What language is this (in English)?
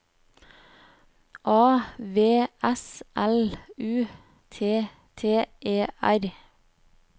Norwegian